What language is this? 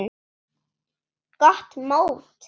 Icelandic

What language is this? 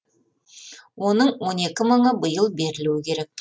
Kazakh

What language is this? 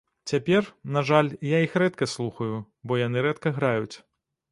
Belarusian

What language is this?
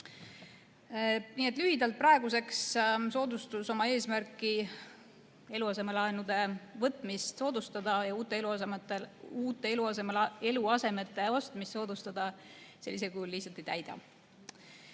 Estonian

